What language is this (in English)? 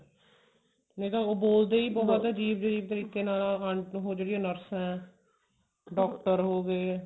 Punjabi